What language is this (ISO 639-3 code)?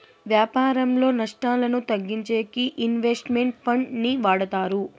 tel